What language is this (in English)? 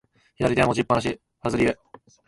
Japanese